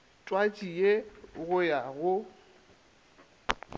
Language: Northern Sotho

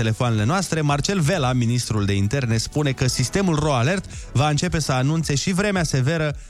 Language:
Romanian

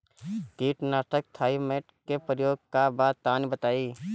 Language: Bhojpuri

